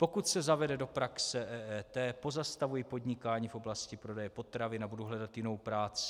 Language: Czech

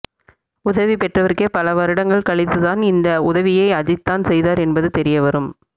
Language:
Tamil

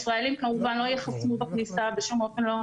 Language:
Hebrew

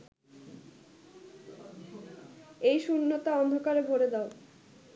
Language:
Bangla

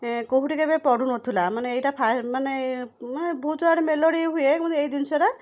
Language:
Odia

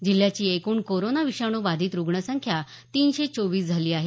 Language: Marathi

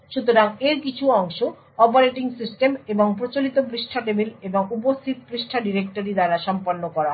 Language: Bangla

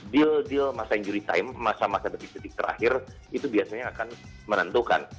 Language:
Indonesian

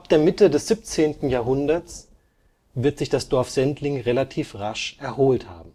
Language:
German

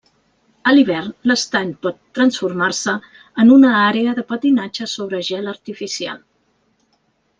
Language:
Catalan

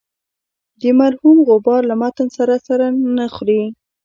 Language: Pashto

